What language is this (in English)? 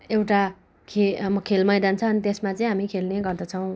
Nepali